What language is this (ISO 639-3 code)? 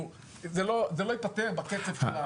heb